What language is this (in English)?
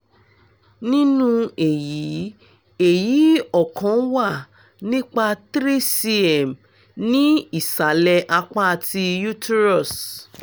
Yoruba